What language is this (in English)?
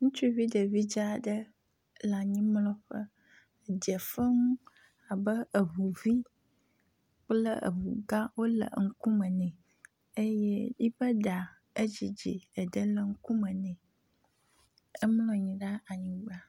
Ewe